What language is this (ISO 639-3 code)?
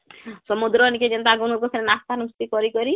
ori